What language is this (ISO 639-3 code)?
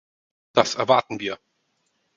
deu